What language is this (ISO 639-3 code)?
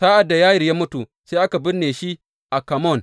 hau